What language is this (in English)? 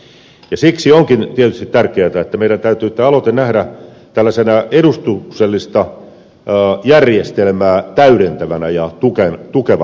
Finnish